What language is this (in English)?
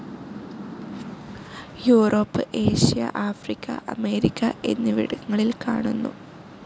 Malayalam